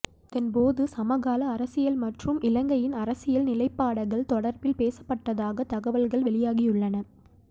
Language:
Tamil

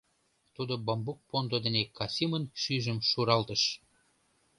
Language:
Mari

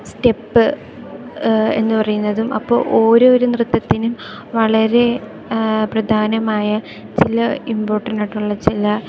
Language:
Malayalam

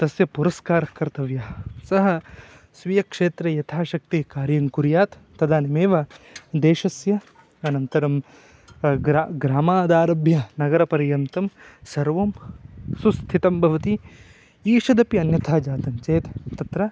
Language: Sanskrit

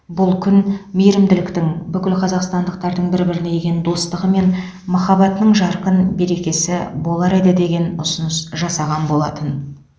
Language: Kazakh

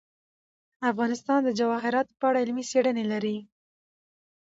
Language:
Pashto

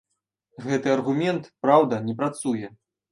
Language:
Belarusian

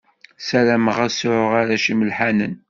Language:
Kabyle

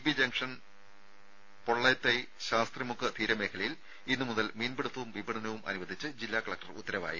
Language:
Malayalam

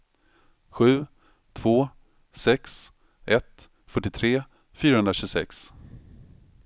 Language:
Swedish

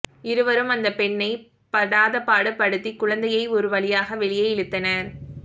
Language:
Tamil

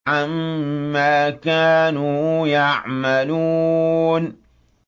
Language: Arabic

